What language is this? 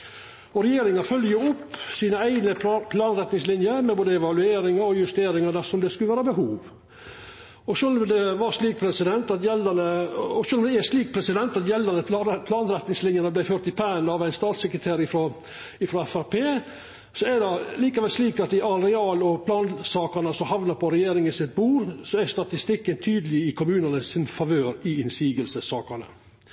Norwegian Nynorsk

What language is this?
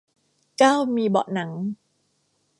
Thai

